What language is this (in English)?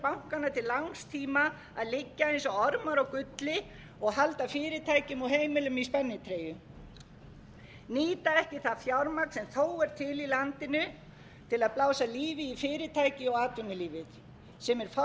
Icelandic